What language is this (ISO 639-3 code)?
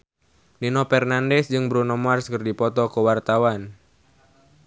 sun